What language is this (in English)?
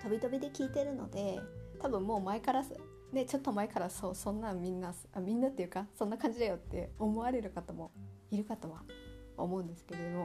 Japanese